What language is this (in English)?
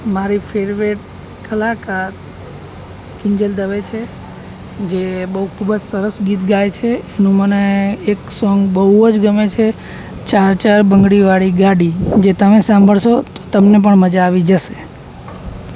Gujarati